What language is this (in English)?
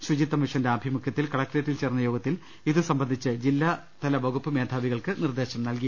Malayalam